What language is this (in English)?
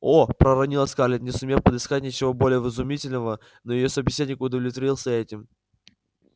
Russian